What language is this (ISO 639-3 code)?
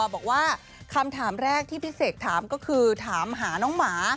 tha